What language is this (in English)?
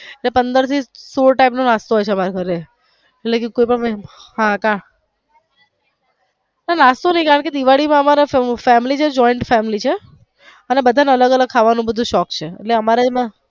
Gujarati